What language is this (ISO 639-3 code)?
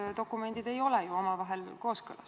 est